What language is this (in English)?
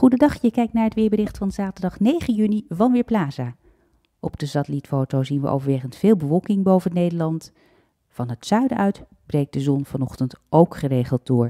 Dutch